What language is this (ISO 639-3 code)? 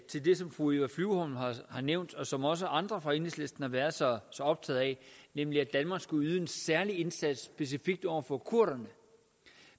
dan